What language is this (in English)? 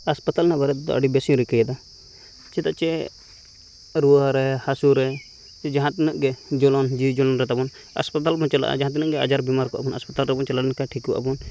Santali